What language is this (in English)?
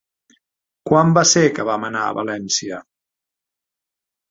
Catalan